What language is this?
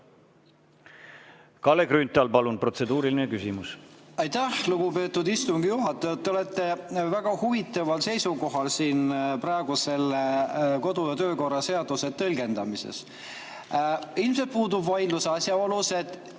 Estonian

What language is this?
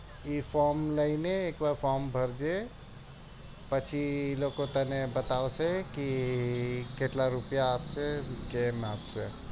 Gujarati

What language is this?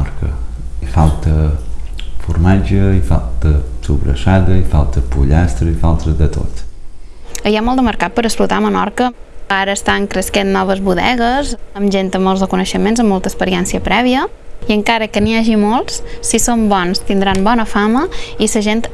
Portuguese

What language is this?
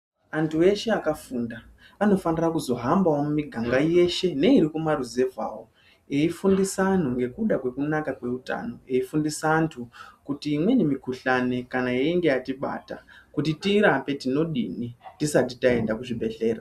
Ndau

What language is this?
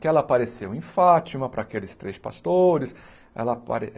Portuguese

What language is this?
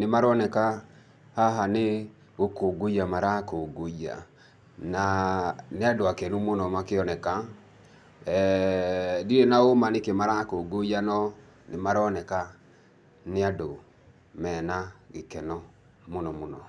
Kikuyu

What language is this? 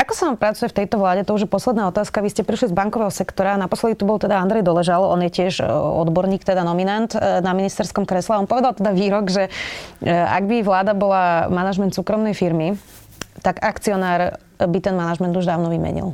Slovak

